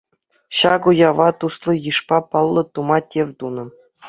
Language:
Chuvash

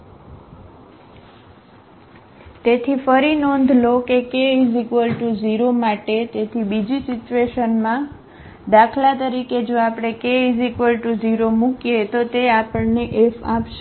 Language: Gujarati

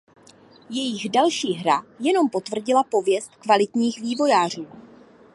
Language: Czech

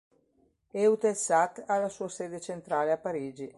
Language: Italian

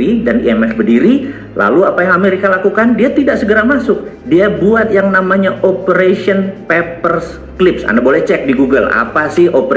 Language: Indonesian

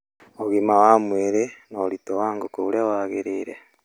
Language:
Kikuyu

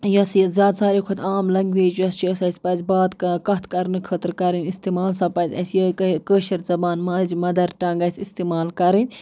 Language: Kashmiri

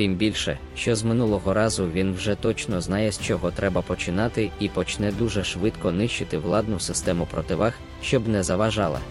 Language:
Ukrainian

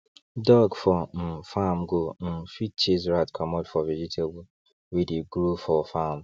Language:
Nigerian Pidgin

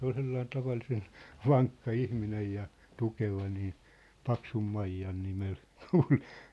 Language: Finnish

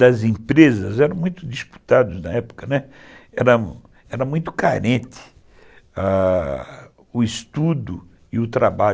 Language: Portuguese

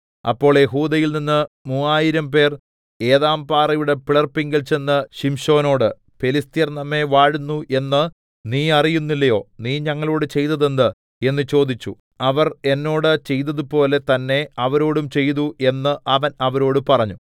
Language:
Malayalam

